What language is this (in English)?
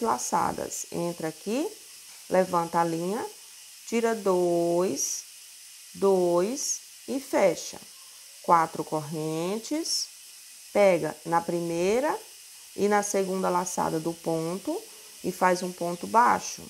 Portuguese